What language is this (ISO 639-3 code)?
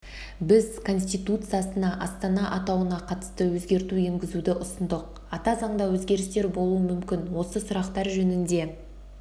kaz